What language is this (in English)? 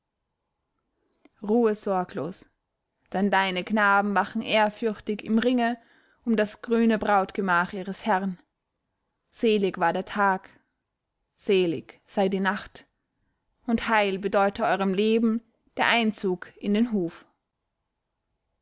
German